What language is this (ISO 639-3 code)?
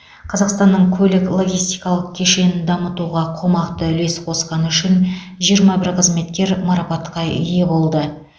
kaz